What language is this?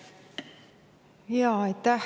Estonian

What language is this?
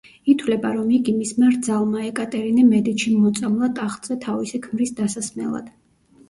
Georgian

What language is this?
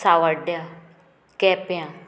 Konkani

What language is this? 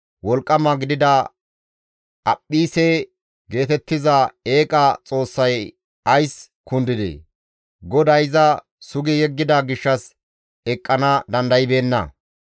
Gamo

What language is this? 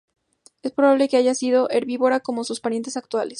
Spanish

